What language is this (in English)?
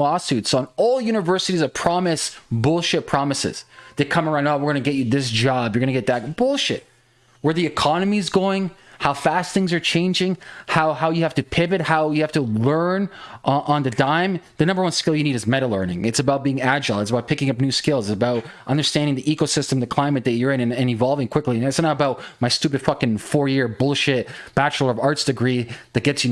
English